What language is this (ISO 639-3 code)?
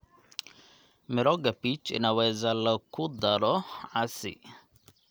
som